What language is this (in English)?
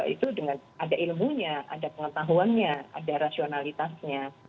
Indonesian